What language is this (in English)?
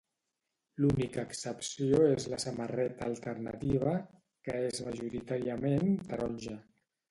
Catalan